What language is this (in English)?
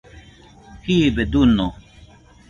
Nüpode Huitoto